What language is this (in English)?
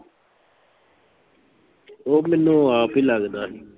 Punjabi